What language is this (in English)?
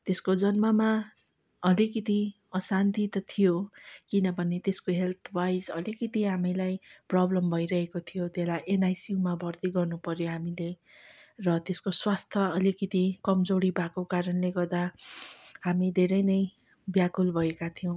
Nepali